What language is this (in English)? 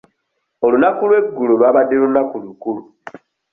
Ganda